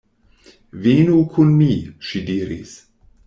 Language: Esperanto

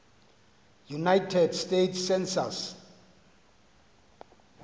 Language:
Xhosa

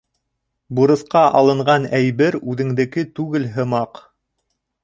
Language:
Bashkir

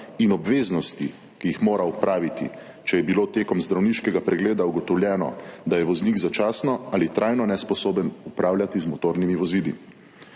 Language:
Slovenian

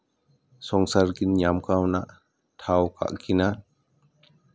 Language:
Santali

